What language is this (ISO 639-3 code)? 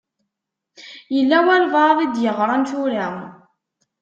kab